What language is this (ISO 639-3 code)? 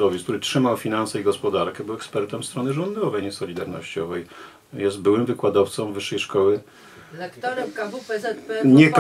pol